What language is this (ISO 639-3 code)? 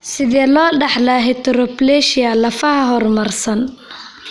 som